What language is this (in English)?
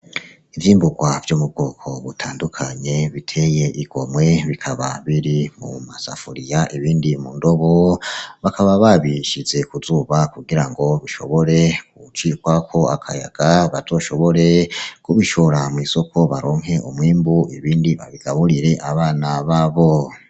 Rundi